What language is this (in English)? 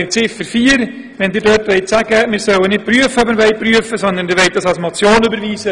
Swiss German